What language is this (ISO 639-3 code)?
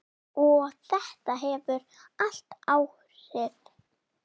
isl